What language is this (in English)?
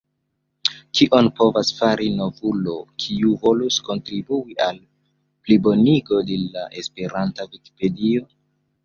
Esperanto